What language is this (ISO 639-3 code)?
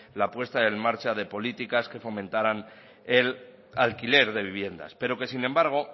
spa